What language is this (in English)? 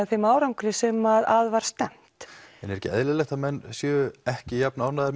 Icelandic